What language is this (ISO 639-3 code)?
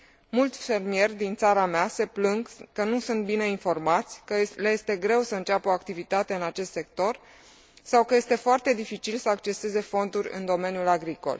ron